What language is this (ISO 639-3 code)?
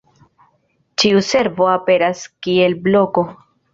epo